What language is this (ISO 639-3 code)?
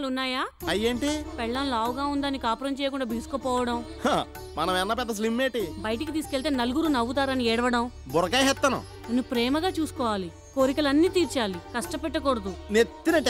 hin